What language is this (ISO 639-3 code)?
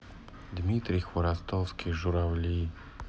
rus